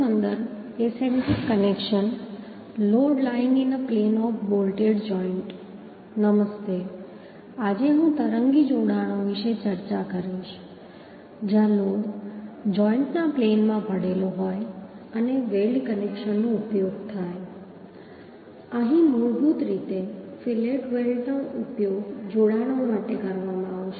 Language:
Gujarati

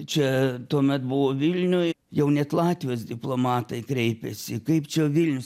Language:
Lithuanian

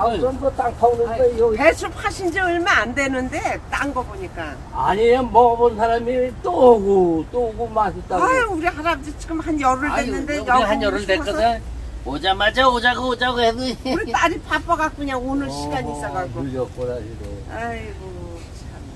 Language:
Korean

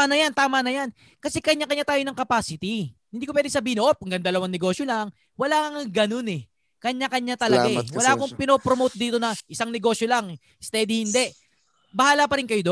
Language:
Filipino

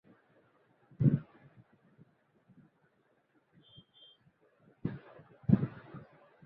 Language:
Bangla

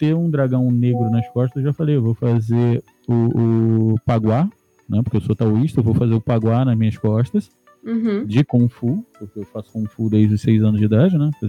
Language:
Portuguese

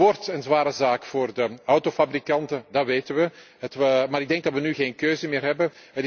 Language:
Dutch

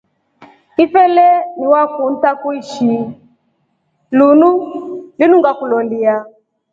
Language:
Rombo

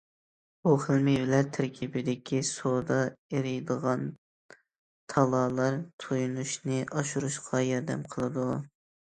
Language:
Uyghur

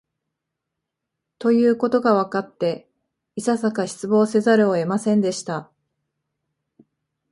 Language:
Japanese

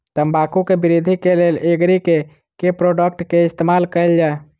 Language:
Maithili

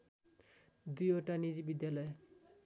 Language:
Nepali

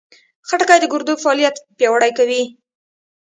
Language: Pashto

